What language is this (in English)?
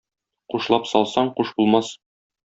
Tatar